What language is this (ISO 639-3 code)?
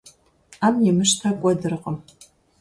kbd